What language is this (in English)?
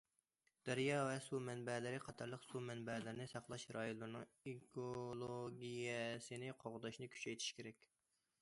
Uyghur